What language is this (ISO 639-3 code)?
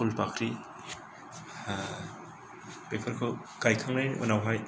brx